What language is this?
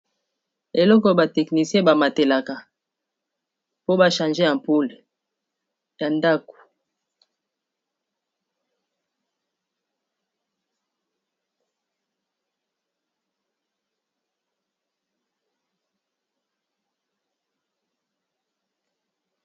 Lingala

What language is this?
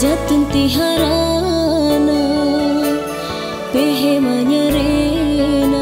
Indonesian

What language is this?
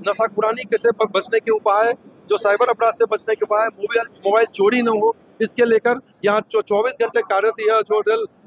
Hindi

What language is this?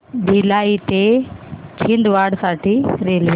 Marathi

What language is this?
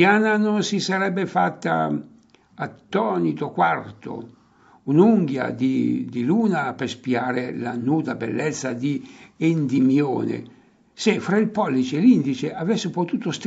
Italian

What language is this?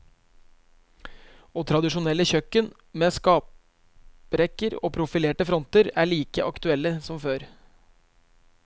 Norwegian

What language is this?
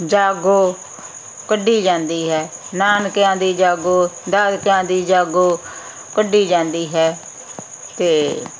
Punjabi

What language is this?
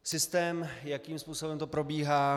Czech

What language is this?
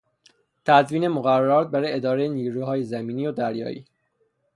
Persian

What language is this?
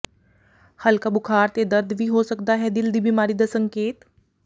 Punjabi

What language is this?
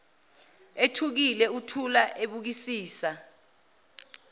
Zulu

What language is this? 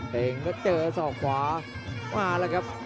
Thai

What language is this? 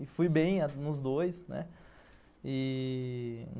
Portuguese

